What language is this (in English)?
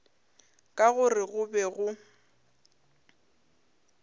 Northern Sotho